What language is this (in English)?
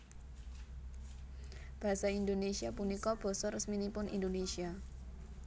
Javanese